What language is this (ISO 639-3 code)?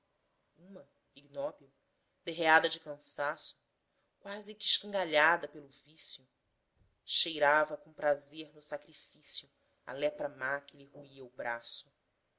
por